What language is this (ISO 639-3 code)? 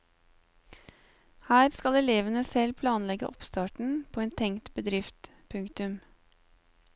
nor